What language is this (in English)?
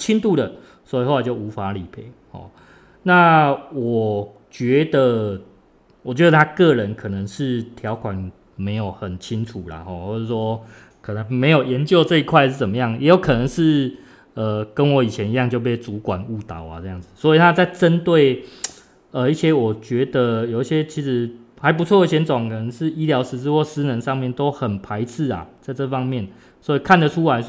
Chinese